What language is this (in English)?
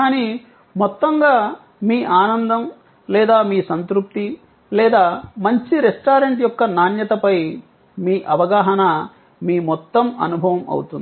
Telugu